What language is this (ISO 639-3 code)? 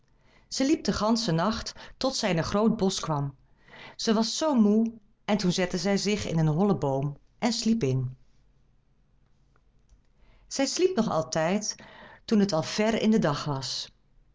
nld